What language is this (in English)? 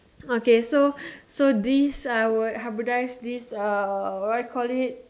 English